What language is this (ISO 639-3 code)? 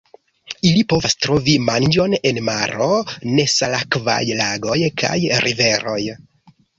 epo